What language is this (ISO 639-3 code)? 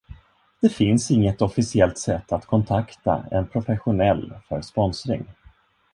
swe